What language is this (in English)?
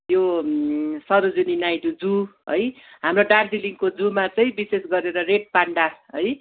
Nepali